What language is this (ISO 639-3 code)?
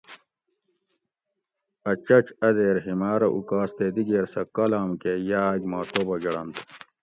gwc